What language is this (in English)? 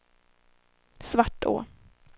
Swedish